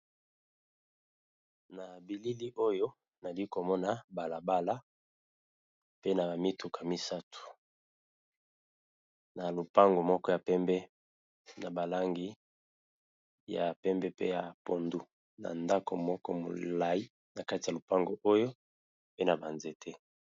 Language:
Lingala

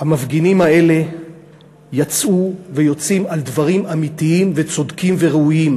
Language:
Hebrew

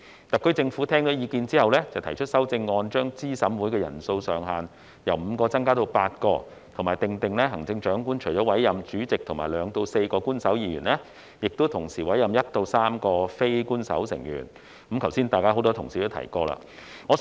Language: Cantonese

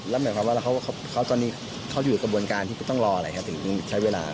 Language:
Thai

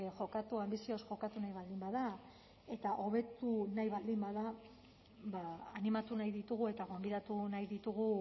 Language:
Basque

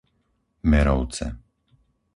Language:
Slovak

